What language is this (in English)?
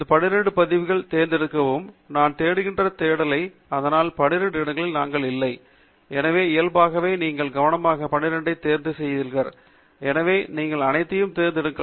Tamil